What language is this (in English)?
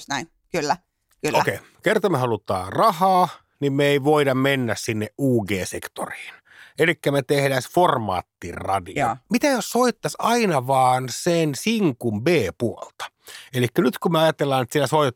Finnish